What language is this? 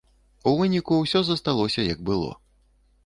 Belarusian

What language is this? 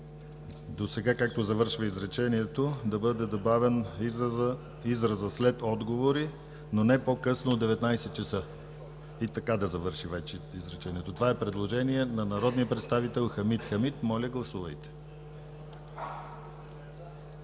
Bulgarian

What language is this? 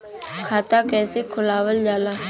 Bhojpuri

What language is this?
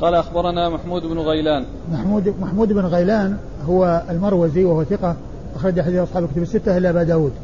Arabic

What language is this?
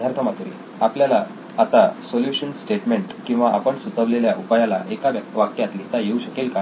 Marathi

